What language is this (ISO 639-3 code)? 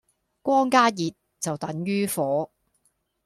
yue